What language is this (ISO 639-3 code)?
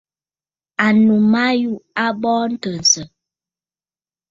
bfd